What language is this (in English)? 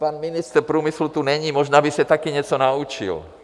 Czech